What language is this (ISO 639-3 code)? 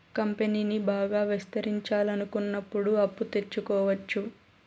tel